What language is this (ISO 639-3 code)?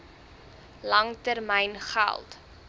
afr